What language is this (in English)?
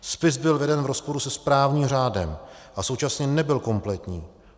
Czech